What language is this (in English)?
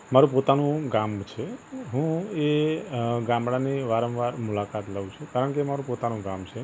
Gujarati